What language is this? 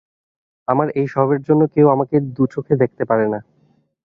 Bangla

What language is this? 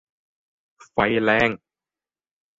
Thai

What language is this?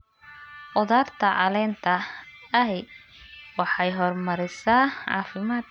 Somali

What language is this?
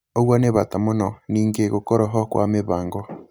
Kikuyu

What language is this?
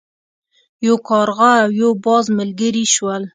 Pashto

